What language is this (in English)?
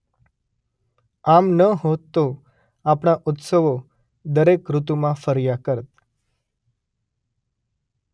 Gujarati